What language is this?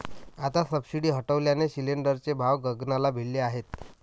Marathi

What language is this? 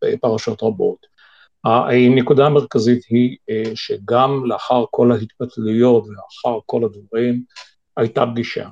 Hebrew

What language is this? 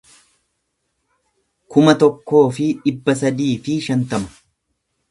Oromo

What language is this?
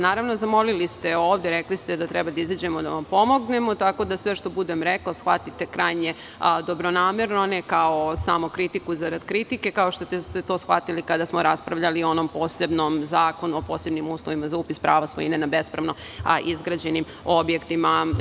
Serbian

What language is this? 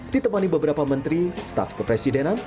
Indonesian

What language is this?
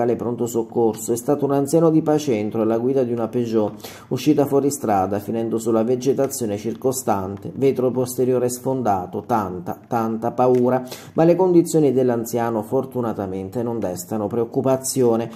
Italian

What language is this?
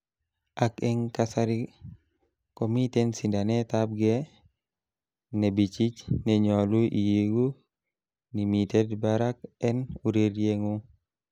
Kalenjin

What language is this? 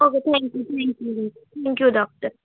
Bangla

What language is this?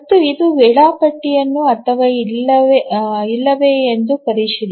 Kannada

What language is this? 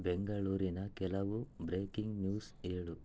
Kannada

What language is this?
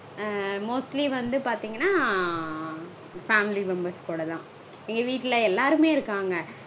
Tamil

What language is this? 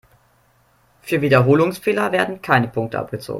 German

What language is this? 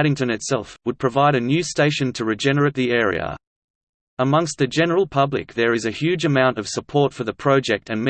English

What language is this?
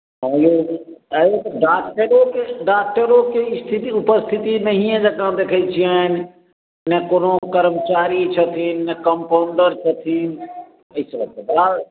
Maithili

